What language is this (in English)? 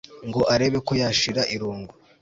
Kinyarwanda